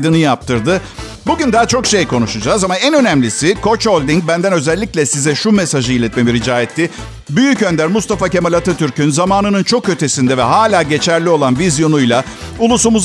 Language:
Turkish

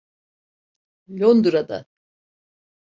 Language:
Turkish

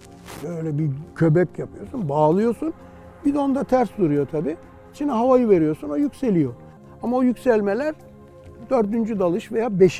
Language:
Turkish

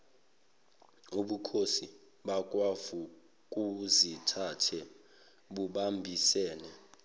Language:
Zulu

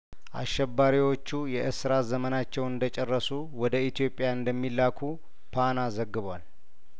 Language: Amharic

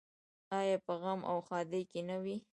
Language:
Pashto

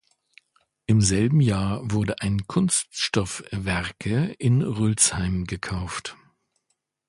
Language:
German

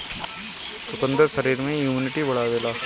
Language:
Bhojpuri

